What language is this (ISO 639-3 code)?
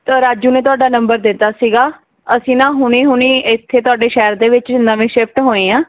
pan